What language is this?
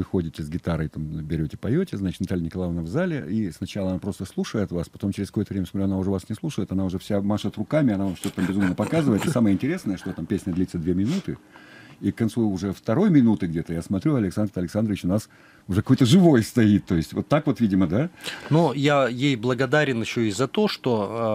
Russian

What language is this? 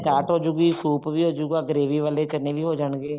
Punjabi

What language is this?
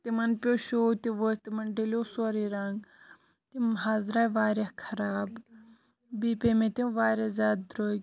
Kashmiri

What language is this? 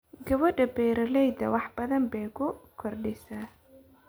Somali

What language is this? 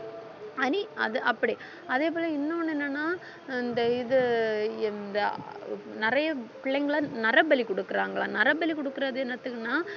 Tamil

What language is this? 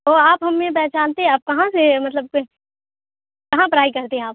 Urdu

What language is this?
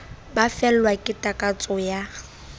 Southern Sotho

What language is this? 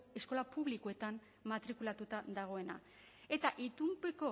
Basque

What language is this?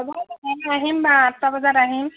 Assamese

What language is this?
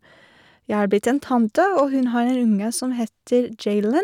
Norwegian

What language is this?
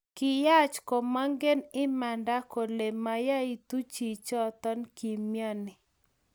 Kalenjin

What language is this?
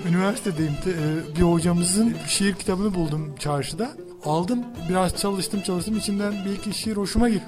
Turkish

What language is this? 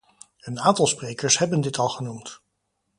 Dutch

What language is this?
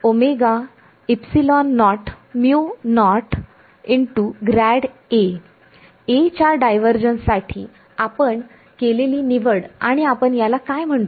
Marathi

